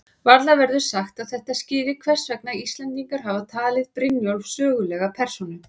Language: Icelandic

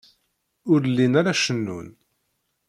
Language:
Kabyle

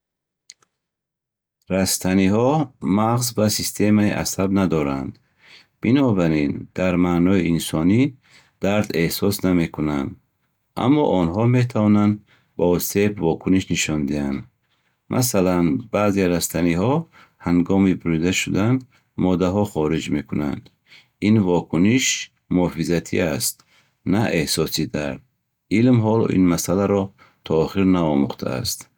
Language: Bukharic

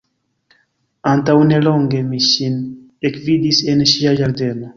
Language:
Esperanto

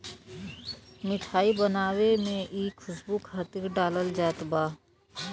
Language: Bhojpuri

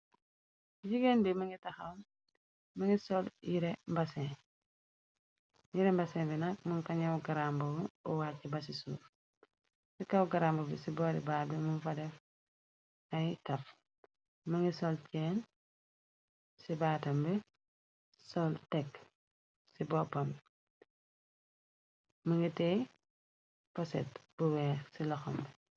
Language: Wolof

